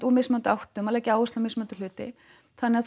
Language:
Icelandic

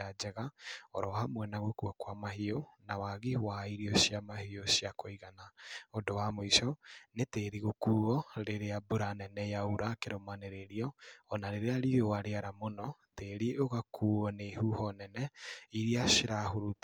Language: Kikuyu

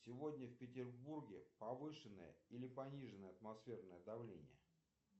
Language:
Russian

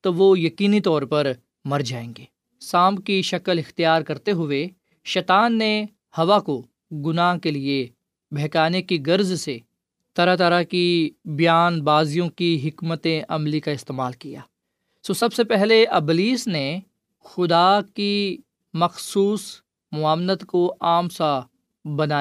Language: Urdu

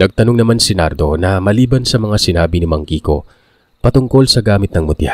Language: Filipino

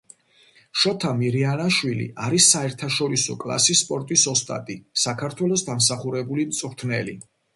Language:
Georgian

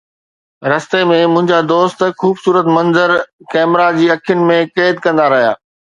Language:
Sindhi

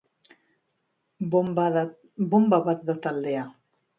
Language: Basque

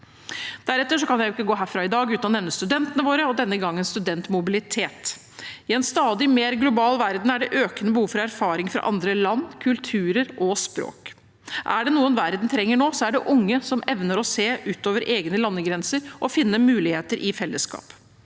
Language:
Norwegian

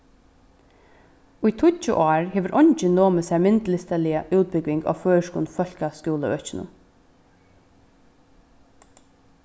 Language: Faroese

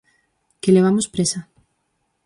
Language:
Galician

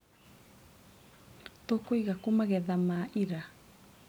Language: Kikuyu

